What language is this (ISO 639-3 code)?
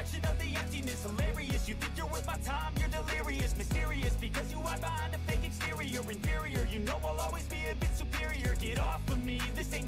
eng